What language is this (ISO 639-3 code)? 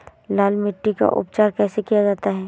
hin